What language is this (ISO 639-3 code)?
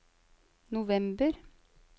nor